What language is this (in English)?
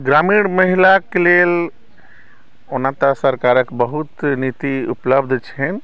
Maithili